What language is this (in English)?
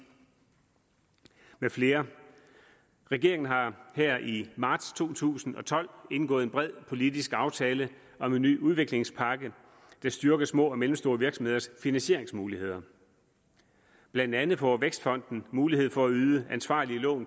Danish